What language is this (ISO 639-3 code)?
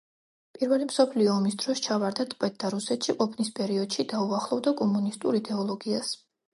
kat